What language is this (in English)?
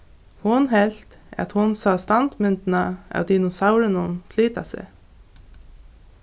Faroese